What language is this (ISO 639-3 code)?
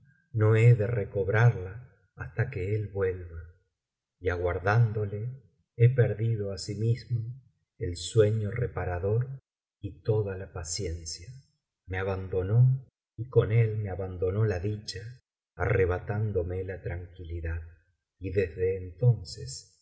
spa